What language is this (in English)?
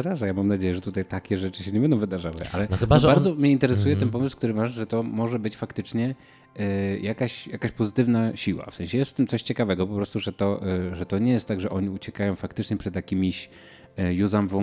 Polish